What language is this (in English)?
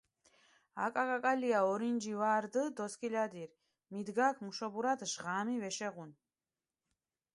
Mingrelian